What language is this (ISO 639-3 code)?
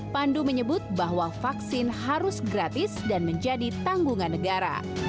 ind